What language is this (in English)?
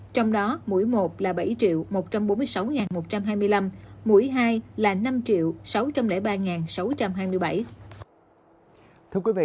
Vietnamese